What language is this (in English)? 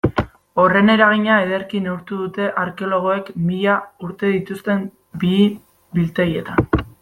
Basque